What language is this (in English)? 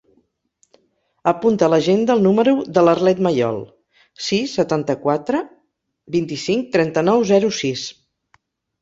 Catalan